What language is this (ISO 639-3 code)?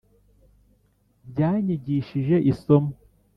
kin